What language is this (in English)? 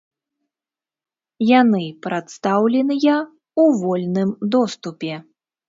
Belarusian